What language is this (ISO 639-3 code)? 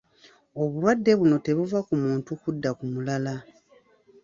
lug